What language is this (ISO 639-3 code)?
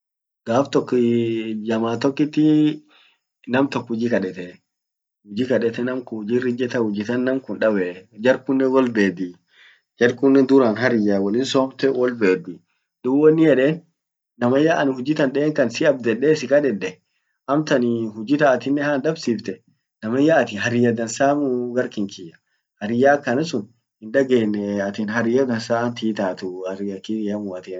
orc